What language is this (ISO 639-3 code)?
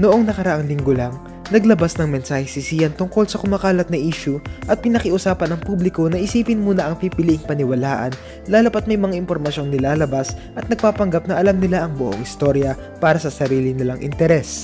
fil